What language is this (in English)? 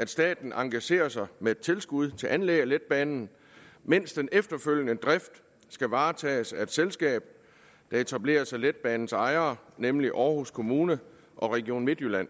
Danish